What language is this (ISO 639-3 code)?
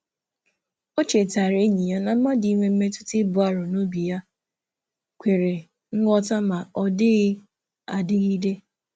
ibo